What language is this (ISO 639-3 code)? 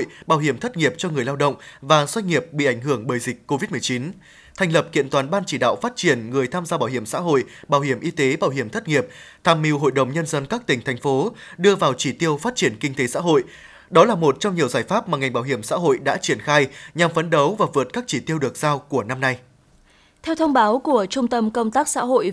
vie